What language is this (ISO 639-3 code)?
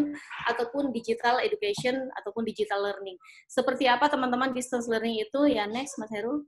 ind